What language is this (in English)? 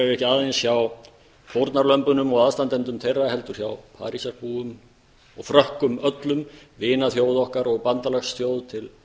Icelandic